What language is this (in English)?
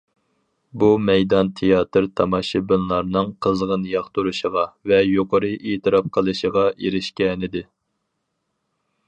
Uyghur